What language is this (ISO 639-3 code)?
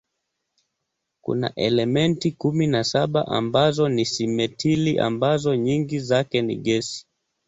swa